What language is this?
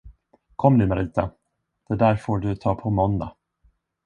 Swedish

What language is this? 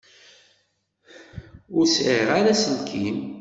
Kabyle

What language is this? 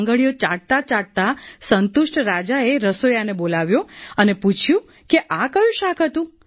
Gujarati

